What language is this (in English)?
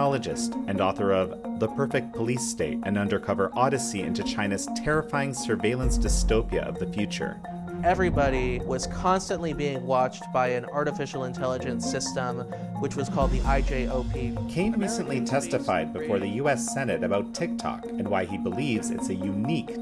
English